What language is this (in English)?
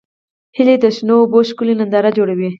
Pashto